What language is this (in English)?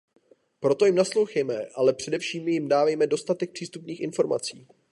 Czech